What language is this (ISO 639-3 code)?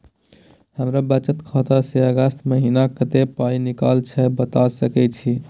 mai